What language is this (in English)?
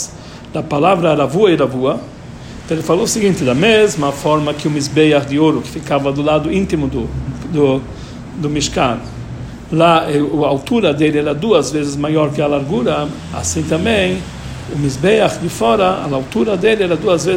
Portuguese